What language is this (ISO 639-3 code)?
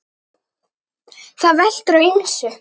isl